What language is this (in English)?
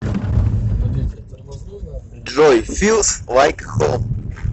Russian